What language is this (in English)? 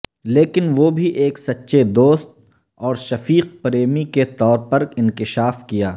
Urdu